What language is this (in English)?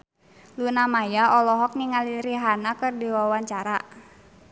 Sundanese